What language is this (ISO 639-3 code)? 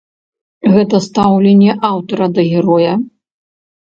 bel